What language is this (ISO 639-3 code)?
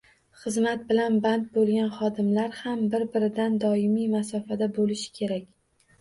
uzb